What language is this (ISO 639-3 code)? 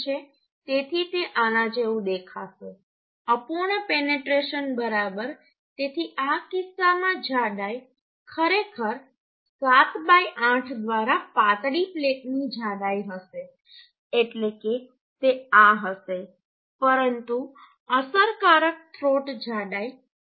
guj